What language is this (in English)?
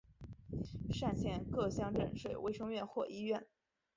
Chinese